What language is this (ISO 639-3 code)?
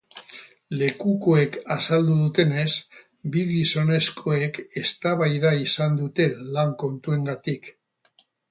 eus